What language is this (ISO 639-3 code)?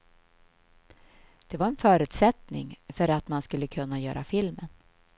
swe